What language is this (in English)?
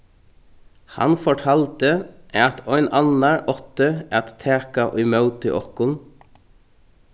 Faroese